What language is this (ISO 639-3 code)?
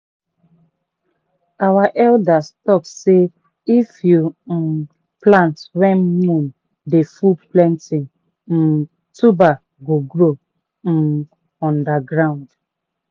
pcm